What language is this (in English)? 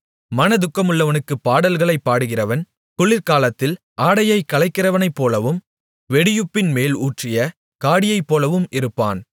Tamil